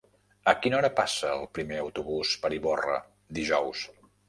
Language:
Catalan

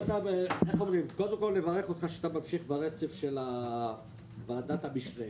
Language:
Hebrew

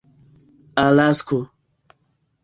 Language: Esperanto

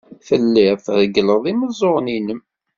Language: Kabyle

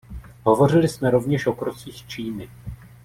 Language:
Czech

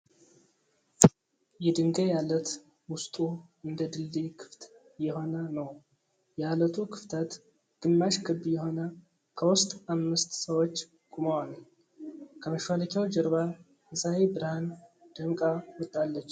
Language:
Amharic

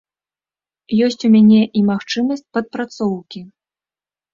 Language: Belarusian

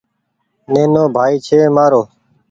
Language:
Goaria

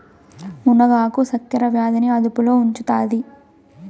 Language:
Telugu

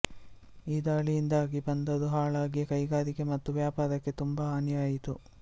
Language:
Kannada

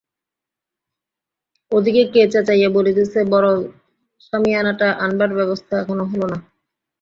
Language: Bangla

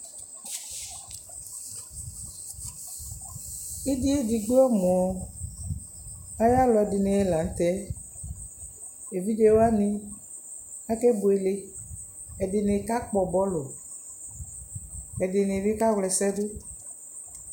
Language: Ikposo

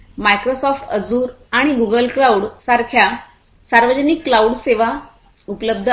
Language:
Marathi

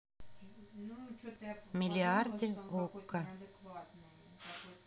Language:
Russian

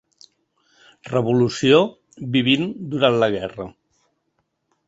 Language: Catalan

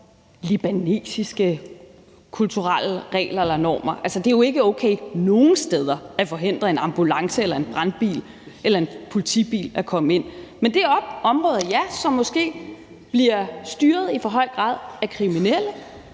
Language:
Danish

